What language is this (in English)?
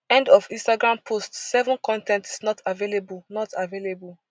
Nigerian Pidgin